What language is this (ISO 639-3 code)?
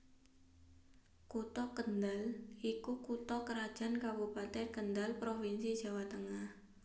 jav